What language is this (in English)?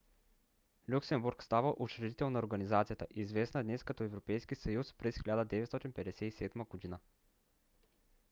Bulgarian